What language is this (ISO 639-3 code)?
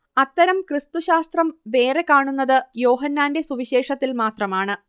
mal